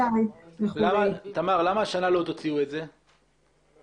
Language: Hebrew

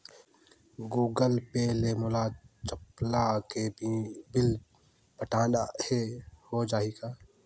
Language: Chhattisgarhi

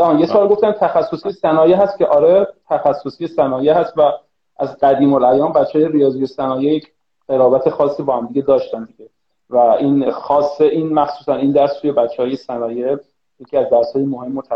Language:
Persian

